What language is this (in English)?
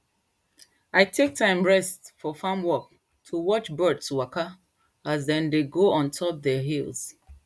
Nigerian Pidgin